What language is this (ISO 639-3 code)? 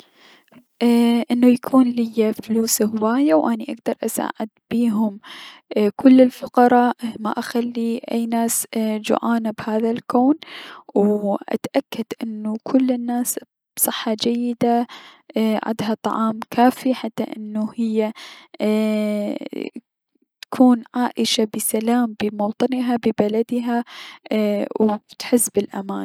acm